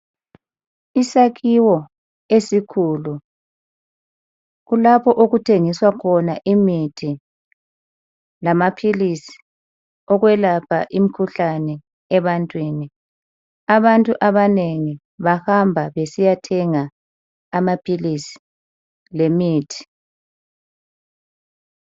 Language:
North Ndebele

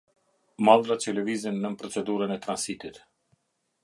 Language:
Albanian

